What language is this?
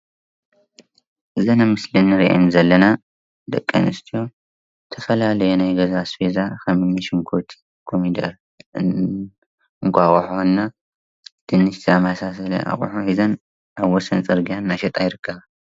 Tigrinya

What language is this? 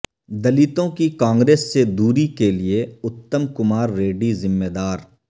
Urdu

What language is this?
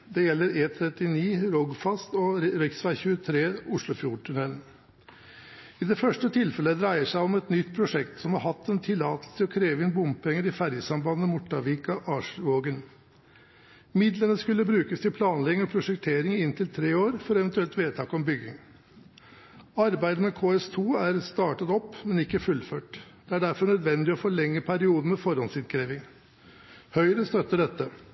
Norwegian Bokmål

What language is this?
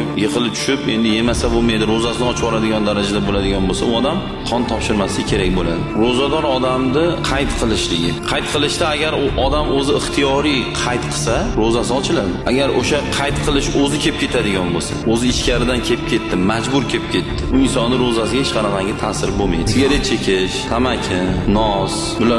Russian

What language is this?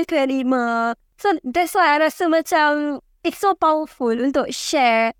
Malay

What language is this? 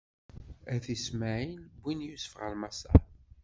Kabyle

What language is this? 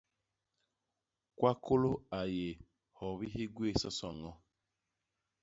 Basaa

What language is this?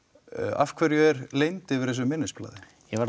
Icelandic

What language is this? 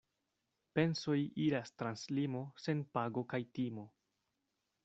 Esperanto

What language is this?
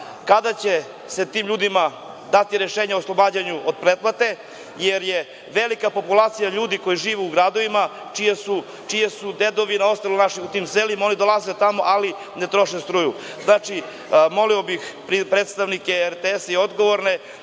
Serbian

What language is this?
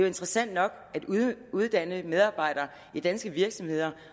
Danish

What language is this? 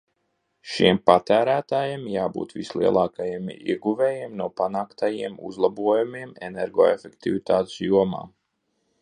Latvian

